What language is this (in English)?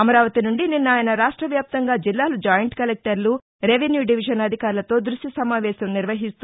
Telugu